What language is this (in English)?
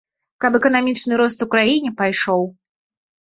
Belarusian